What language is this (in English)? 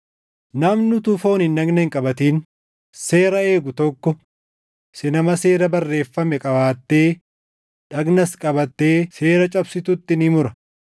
Oromo